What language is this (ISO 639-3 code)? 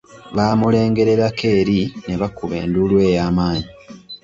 lug